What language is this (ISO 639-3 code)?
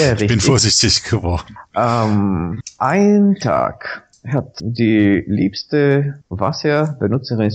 deu